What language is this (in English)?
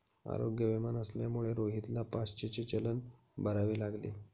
Marathi